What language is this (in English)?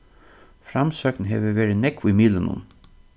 Faroese